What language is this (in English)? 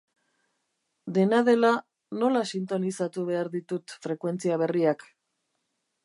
Basque